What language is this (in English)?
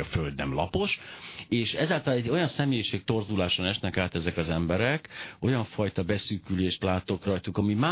Hungarian